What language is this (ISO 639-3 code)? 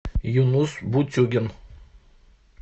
rus